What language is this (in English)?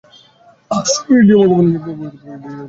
Bangla